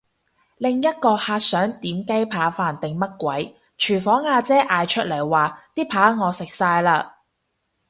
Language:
Cantonese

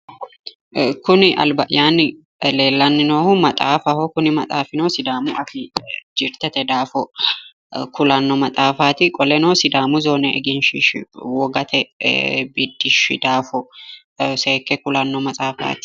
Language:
Sidamo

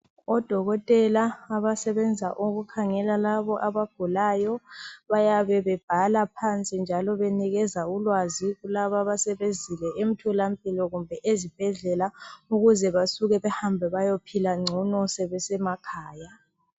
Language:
North Ndebele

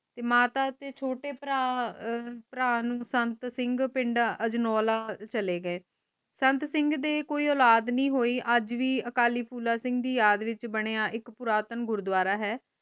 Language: Punjabi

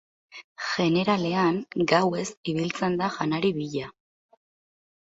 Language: Basque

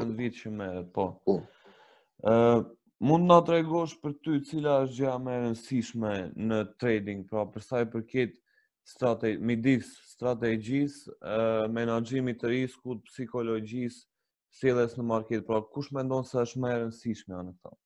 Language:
Romanian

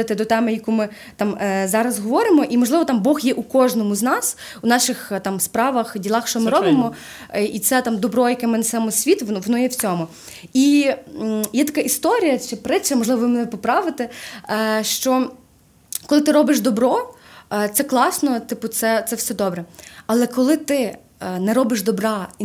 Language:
Ukrainian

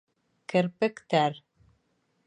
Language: Bashkir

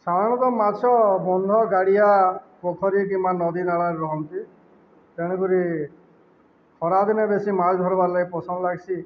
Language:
Odia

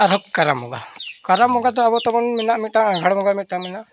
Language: Santali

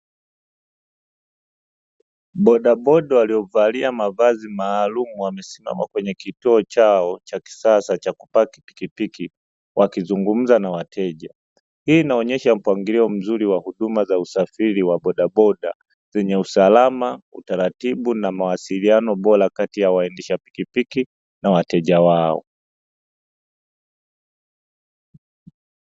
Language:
Swahili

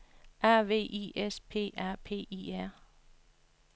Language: Danish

